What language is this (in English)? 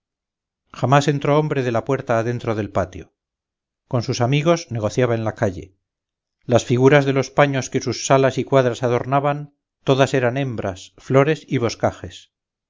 Spanish